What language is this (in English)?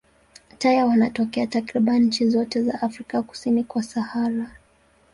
Swahili